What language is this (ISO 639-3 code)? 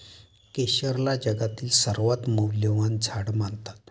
mar